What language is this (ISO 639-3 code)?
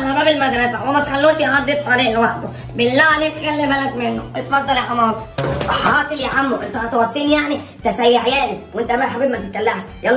ara